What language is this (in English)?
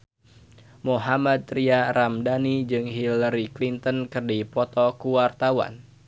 Sundanese